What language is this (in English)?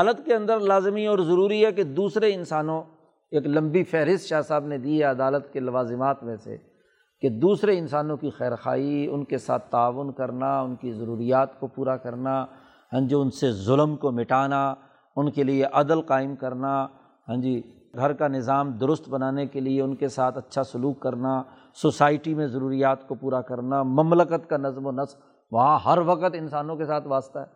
Urdu